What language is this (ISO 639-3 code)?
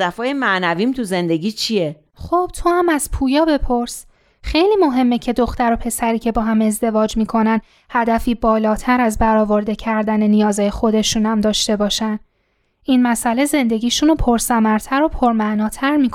fas